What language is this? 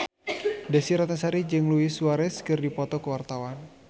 Sundanese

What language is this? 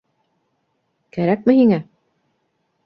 Bashkir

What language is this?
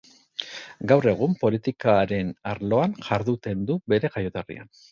Basque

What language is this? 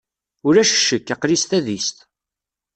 Kabyle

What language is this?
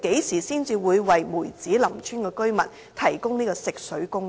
Cantonese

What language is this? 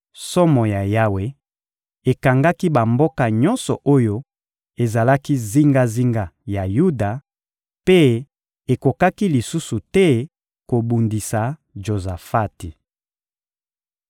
Lingala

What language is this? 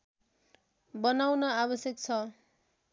Nepali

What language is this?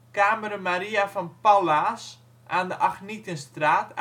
Dutch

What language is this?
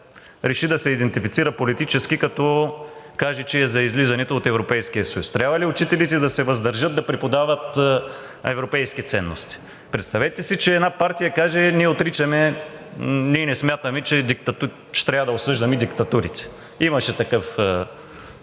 Bulgarian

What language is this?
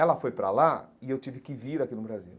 Portuguese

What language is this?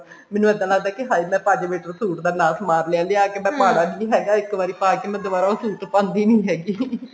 Punjabi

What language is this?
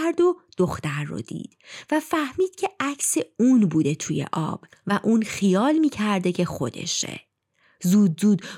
Persian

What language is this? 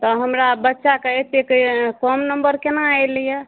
Maithili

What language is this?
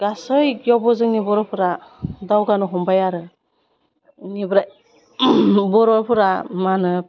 Bodo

